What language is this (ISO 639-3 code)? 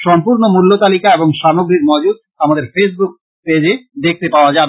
ben